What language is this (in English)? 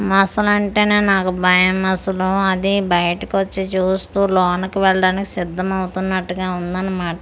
Telugu